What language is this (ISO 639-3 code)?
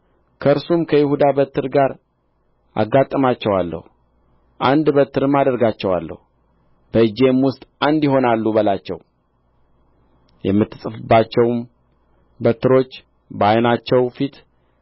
amh